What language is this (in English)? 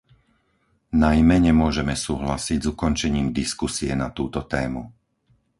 Slovak